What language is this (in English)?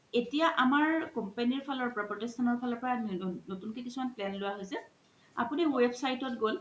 Assamese